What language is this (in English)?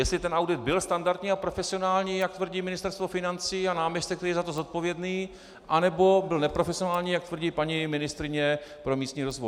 Czech